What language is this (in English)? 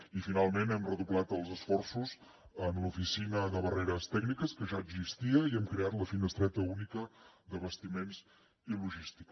Catalan